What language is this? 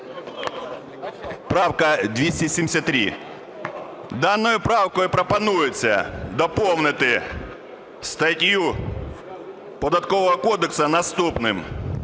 Ukrainian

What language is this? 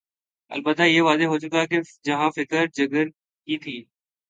Urdu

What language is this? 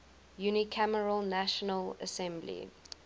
English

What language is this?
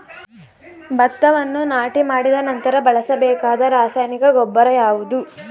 Kannada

